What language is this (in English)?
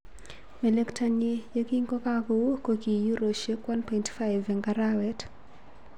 Kalenjin